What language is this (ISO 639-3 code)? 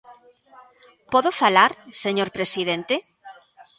glg